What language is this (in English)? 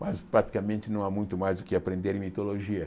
Portuguese